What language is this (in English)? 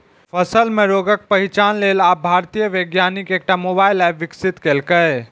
Maithili